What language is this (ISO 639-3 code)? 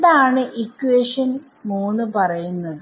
mal